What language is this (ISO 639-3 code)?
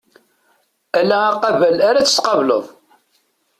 kab